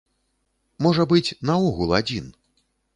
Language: Belarusian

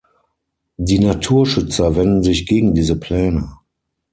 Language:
German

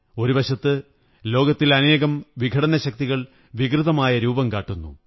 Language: Malayalam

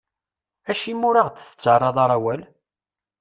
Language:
Kabyle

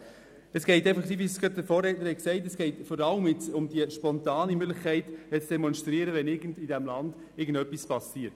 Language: Swiss German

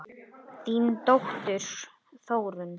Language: Icelandic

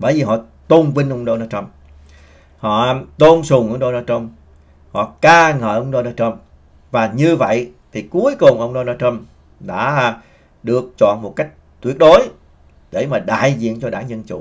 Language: Vietnamese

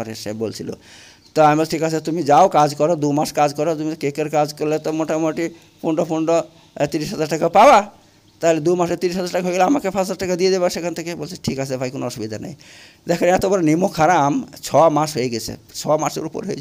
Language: Bangla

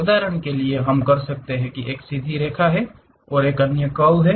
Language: Hindi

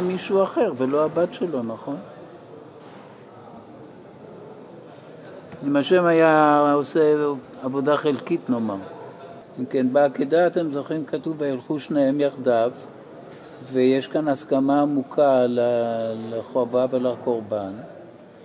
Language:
Hebrew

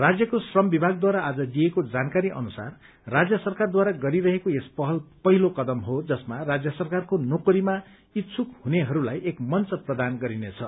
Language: Nepali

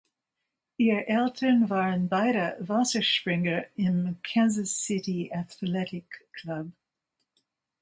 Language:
German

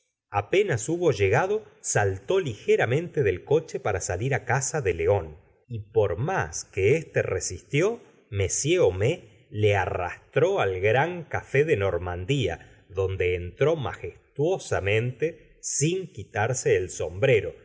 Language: Spanish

